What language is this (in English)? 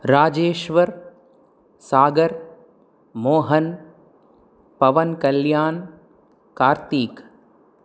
Sanskrit